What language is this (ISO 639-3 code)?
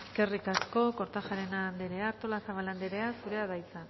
eus